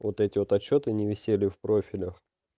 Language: Russian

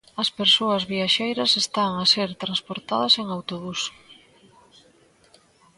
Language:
Galician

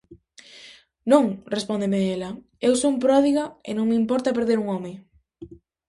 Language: Galician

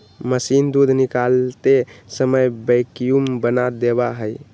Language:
Magahi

